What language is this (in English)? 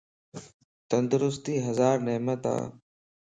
Lasi